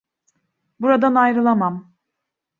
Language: Turkish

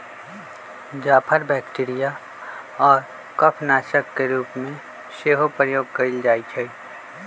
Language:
Magahi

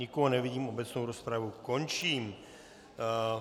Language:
Czech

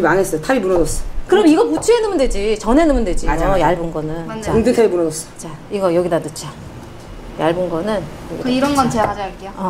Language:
Korean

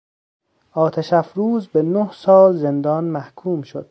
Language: Persian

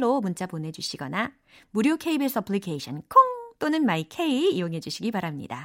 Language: Korean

